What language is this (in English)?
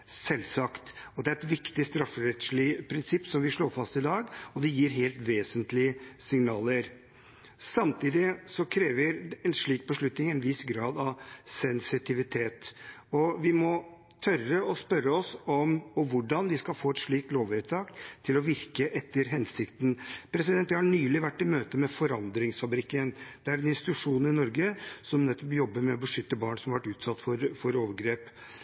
Norwegian Bokmål